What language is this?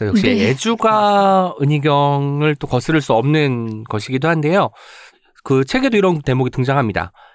Korean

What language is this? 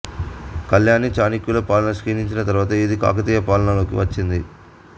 Telugu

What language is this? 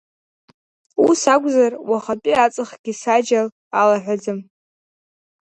Abkhazian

